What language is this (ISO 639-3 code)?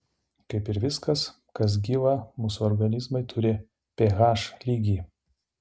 lit